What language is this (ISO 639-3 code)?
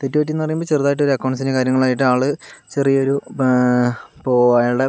mal